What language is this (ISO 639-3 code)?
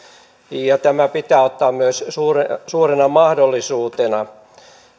fin